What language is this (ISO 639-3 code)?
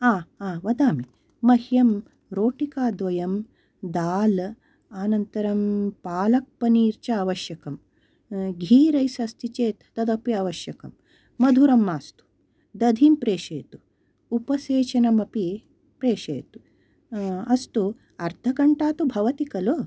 san